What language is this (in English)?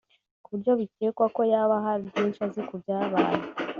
Kinyarwanda